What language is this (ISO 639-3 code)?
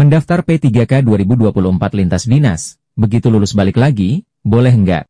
ind